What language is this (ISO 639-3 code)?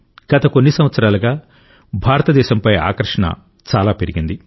tel